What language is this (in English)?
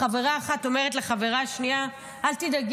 Hebrew